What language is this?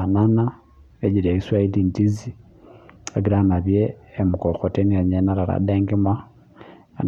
Masai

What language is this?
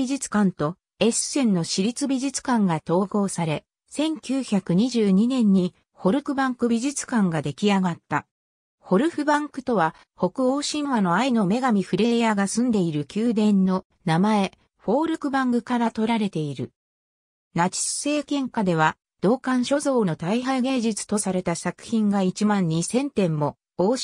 Japanese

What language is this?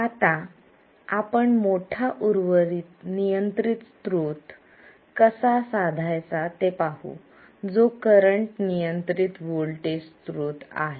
Marathi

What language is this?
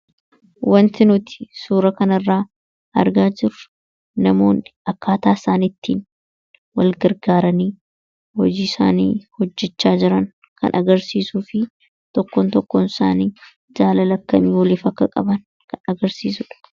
Oromo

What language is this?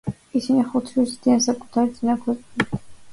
Georgian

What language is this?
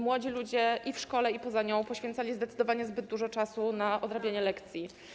Polish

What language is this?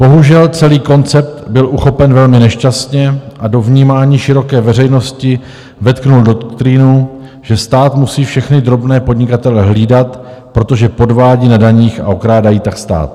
Czech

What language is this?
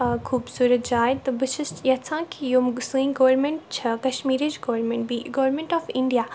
Kashmiri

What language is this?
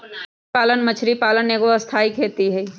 Magahi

